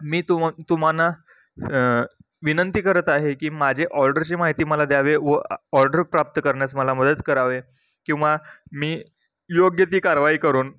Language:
Marathi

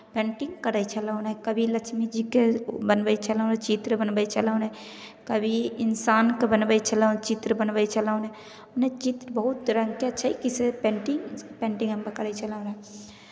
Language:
Maithili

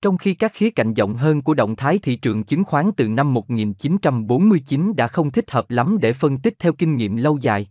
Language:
Vietnamese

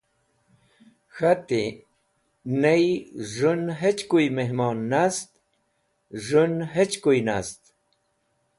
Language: Wakhi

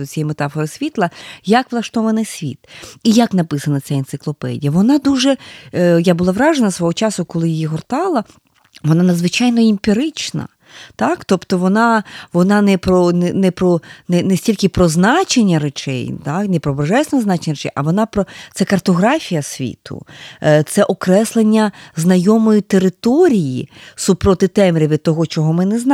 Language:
Ukrainian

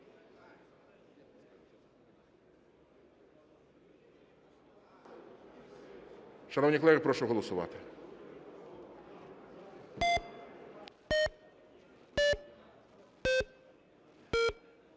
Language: Ukrainian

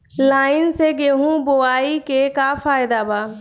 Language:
Bhojpuri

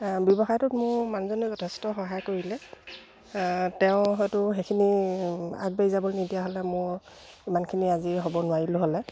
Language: Assamese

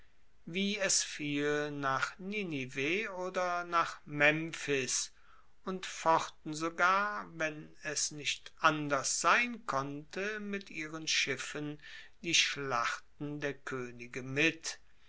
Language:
German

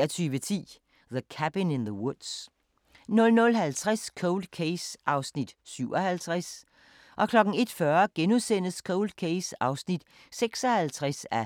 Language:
Danish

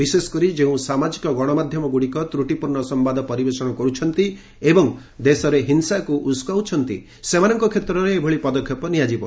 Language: Odia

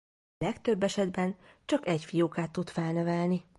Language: Hungarian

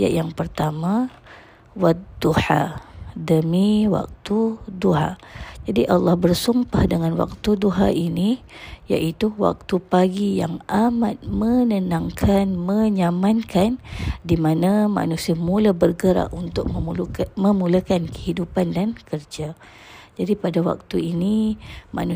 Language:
Malay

